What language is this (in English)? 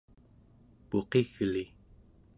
Central Yupik